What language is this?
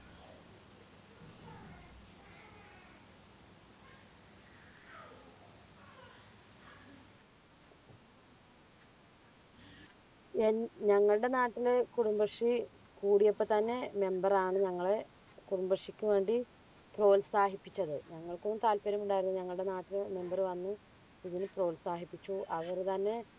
Malayalam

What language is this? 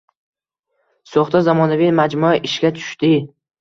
Uzbek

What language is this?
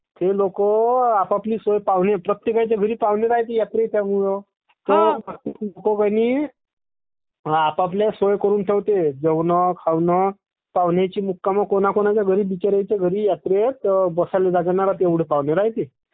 Marathi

